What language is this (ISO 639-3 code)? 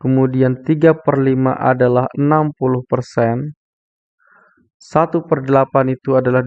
ind